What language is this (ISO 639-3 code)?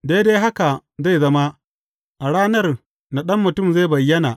hau